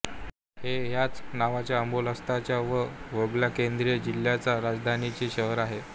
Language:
Marathi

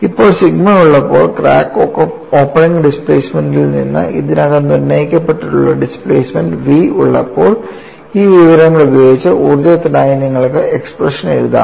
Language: Malayalam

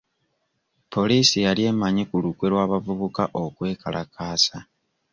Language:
Ganda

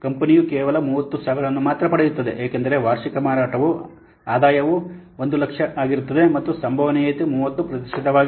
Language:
Kannada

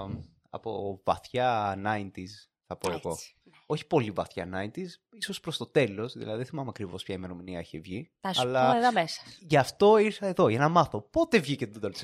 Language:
Greek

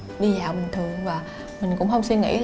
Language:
Vietnamese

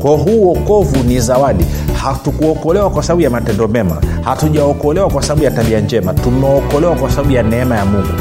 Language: Swahili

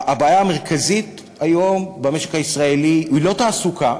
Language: Hebrew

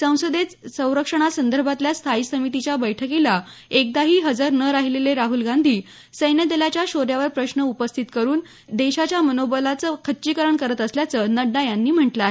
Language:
Marathi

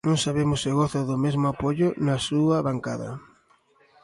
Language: Galician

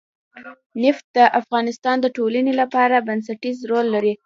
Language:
Pashto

